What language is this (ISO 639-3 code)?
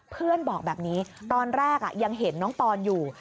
tha